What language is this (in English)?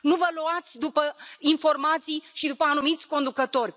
Romanian